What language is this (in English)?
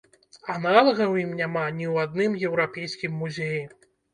Belarusian